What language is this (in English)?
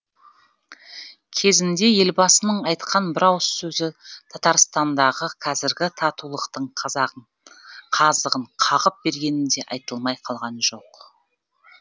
Kazakh